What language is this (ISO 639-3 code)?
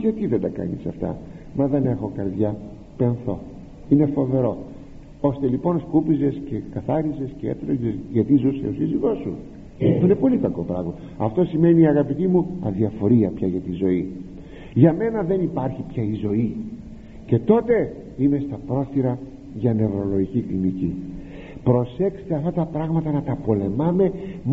ell